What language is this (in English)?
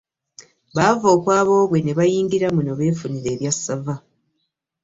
Ganda